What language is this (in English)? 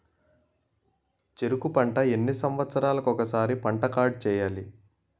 Telugu